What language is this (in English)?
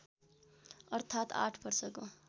Nepali